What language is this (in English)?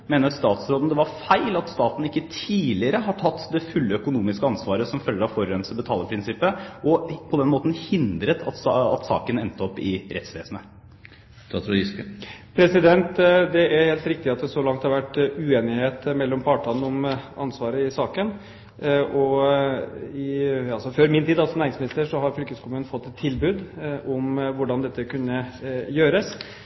Norwegian Bokmål